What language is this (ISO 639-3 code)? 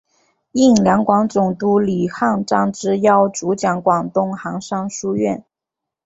zho